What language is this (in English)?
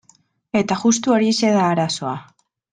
Basque